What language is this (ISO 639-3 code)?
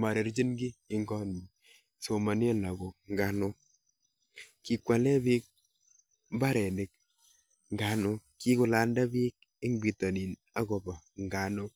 kln